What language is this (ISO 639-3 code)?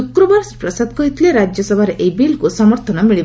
ori